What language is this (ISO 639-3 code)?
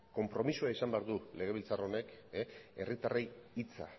eus